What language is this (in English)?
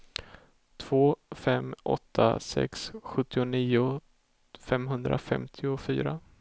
Swedish